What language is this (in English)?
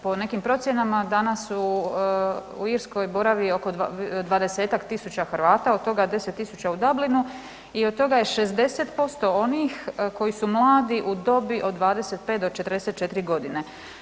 Croatian